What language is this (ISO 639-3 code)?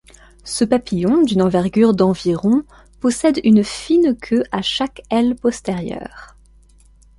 fra